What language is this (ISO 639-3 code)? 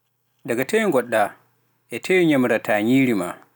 fuf